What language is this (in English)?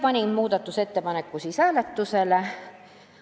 Estonian